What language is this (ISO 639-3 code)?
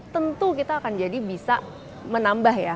ind